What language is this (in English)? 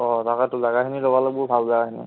Assamese